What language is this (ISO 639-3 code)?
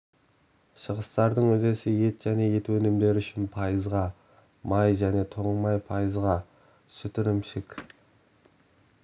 kaz